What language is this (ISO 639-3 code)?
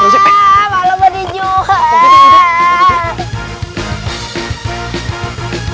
ind